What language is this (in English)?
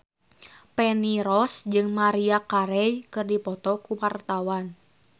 Sundanese